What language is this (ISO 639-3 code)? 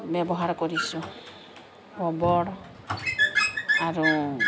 asm